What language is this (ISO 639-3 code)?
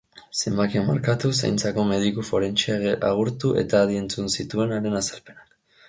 eus